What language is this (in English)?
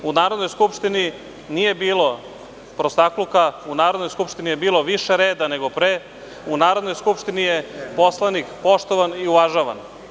Serbian